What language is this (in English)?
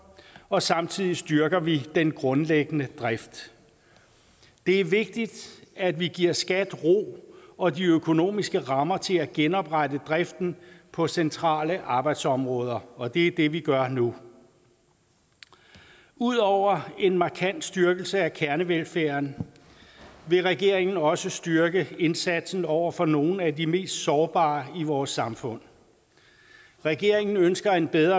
Danish